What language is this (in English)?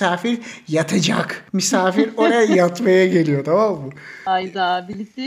Turkish